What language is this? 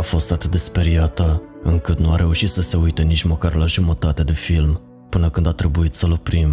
Romanian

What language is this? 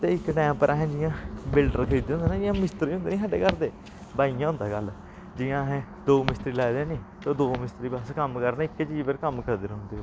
Dogri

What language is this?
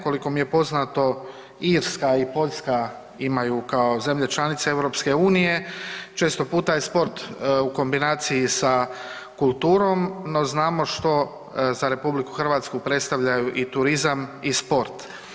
Croatian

